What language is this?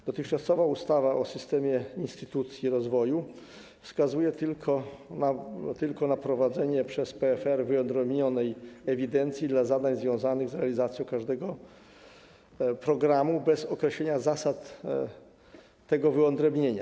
Polish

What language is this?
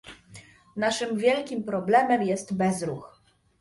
Polish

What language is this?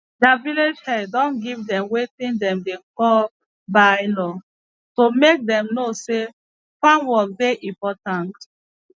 Nigerian Pidgin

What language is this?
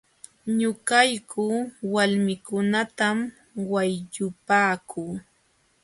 Jauja Wanca Quechua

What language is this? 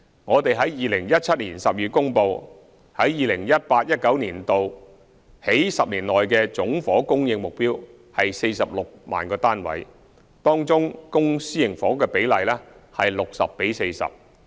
Cantonese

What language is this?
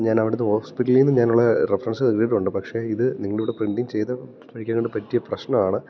Malayalam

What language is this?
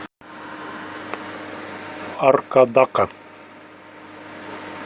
Russian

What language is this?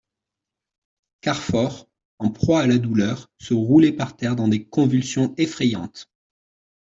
French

